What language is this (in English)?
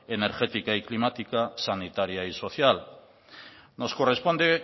Spanish